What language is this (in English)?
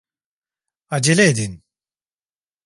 Turkish